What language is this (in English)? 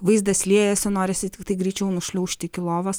Lithuanian